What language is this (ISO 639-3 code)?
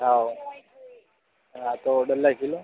guj